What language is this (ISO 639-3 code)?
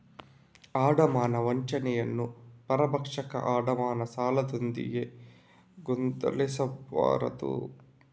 kan